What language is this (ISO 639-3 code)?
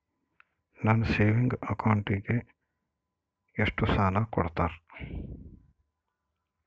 kan